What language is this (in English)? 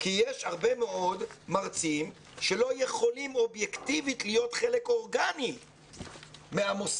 Hebrew